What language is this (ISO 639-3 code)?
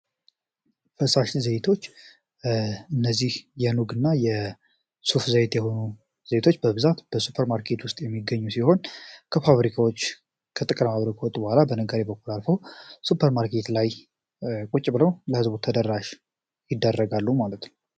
amh